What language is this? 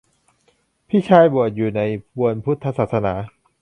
Thai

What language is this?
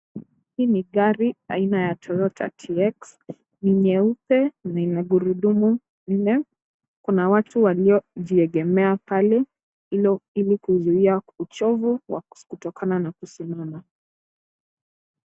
Swahili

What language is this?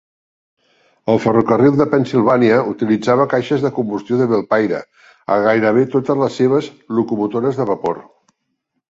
Catalan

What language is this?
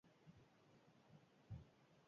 Basque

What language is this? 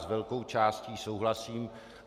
Czech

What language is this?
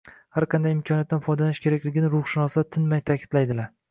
Uzbek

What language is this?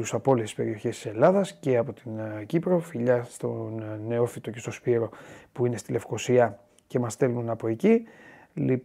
Greek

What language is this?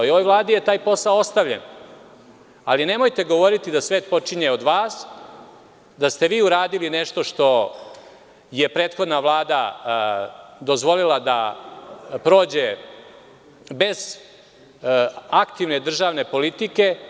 Serbian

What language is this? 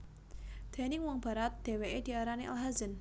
Javanese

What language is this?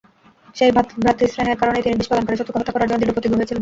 Bangla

